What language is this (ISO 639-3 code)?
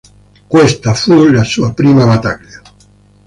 ita